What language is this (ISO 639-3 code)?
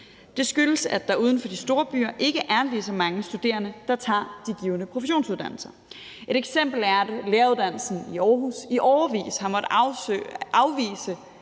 dan